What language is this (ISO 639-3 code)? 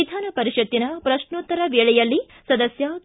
kan